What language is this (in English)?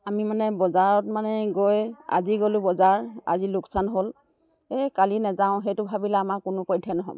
Assamese